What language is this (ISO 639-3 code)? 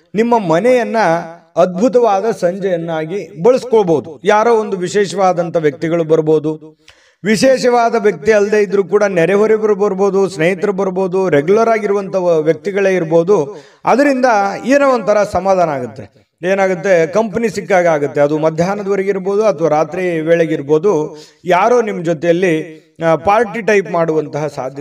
kan